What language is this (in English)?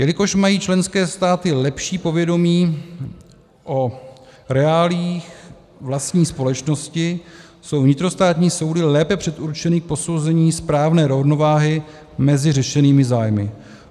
Czech